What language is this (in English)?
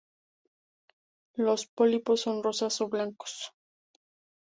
Spanish